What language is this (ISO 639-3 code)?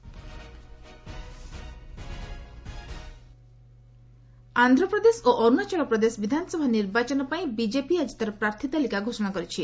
ori